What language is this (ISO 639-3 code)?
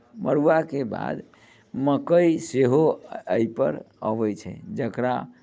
mai